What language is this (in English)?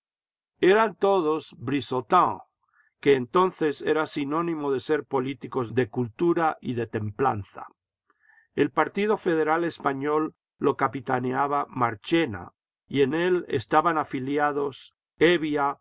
Spanish